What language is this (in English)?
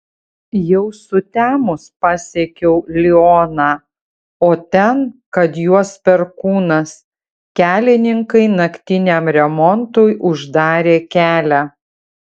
Lithuanian